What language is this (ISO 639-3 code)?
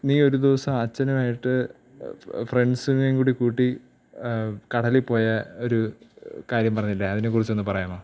mal